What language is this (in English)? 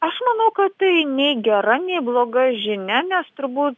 Lithuanian